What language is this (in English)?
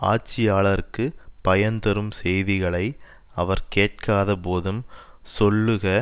Tamil